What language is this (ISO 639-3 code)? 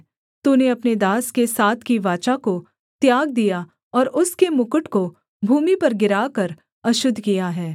hin